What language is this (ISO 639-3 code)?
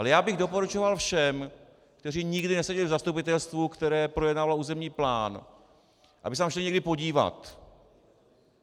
ces